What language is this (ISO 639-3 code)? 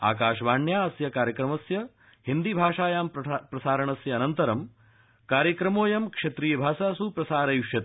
san